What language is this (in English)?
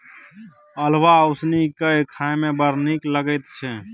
Maithili